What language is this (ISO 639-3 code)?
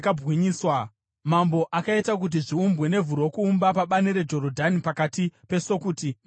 sna